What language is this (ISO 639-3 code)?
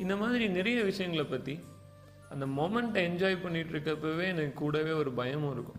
tam